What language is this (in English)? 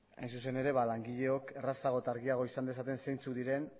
Basque